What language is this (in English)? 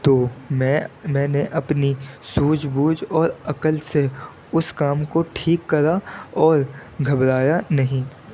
Urdu